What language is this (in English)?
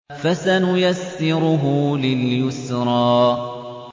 Arabic